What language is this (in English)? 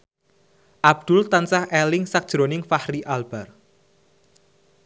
Javanese